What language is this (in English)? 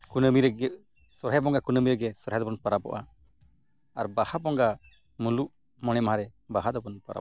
Santali